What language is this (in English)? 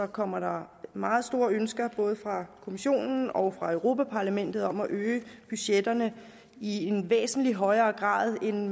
Danish